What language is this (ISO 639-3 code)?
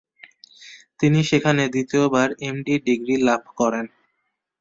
ben